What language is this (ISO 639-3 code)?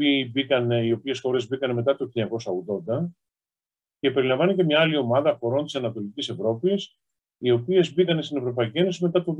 ell